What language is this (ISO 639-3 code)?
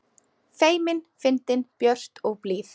isl